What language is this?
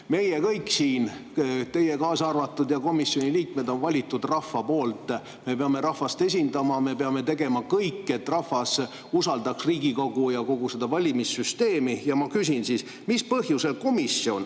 Estonian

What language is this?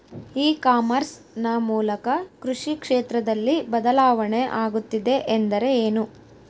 Kannada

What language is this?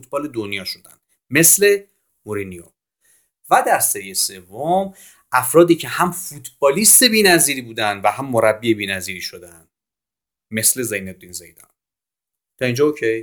Persian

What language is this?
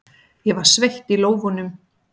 Icelandic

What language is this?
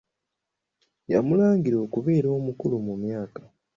Ganda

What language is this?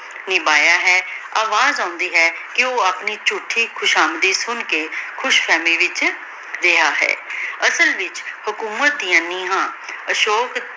Punjabi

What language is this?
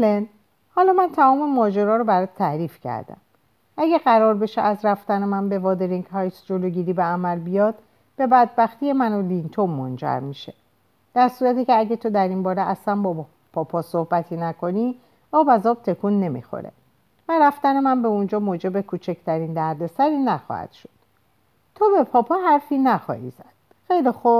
Persian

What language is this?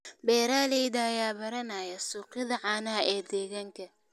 Somali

